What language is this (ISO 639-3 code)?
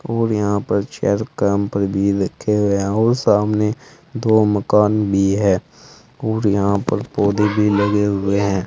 hin